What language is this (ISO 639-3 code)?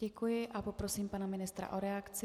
ces